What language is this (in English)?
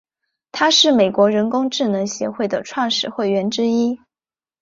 Chinese